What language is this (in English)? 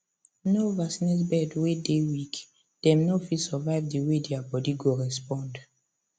Nigerian Pidgin